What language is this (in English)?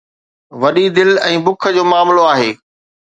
Sindhi